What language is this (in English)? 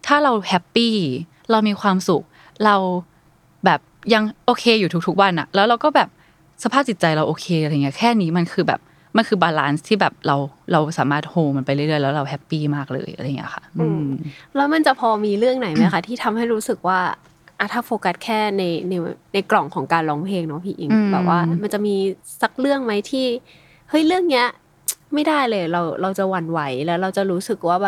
Thai